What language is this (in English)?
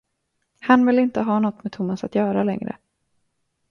Swedish